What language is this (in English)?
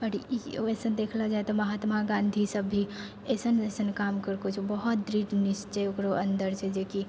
Maithili